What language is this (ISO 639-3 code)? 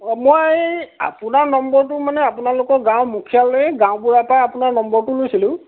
asm